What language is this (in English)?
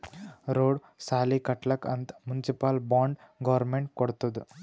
Kannada